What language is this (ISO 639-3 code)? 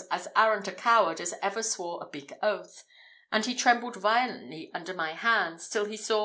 eng